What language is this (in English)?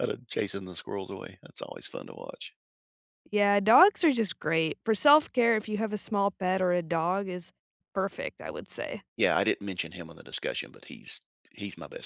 English